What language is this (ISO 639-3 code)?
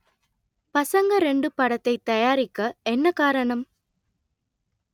tam